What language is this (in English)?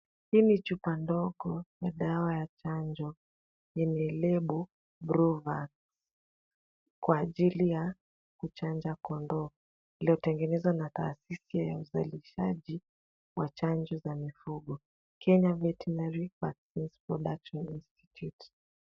Swahili